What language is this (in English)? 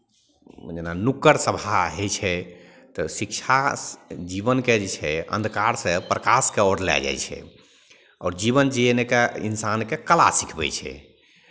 Maithili